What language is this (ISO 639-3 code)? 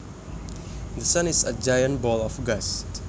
jav